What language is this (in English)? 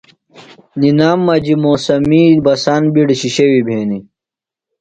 Phalura